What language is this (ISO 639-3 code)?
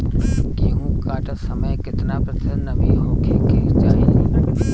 bho